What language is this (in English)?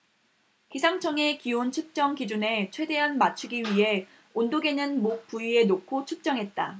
Korean